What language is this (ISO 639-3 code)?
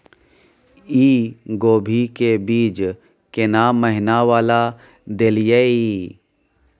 mai